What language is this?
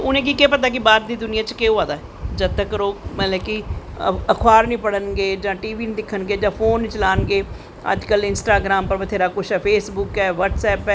Dogri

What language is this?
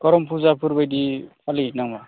Bodo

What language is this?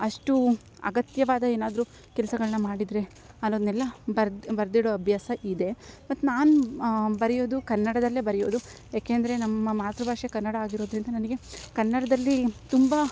Kannada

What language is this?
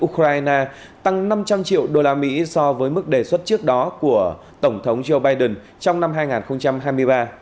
Vietnamese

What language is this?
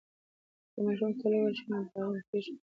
Pashto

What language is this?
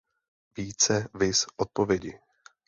Czech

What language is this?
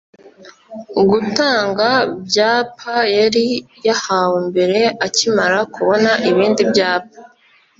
Kinyarwanda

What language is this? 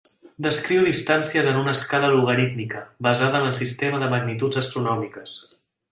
Catalan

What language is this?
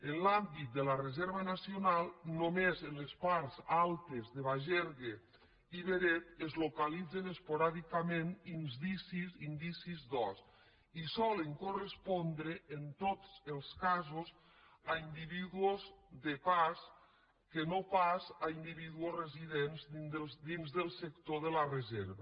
Catalan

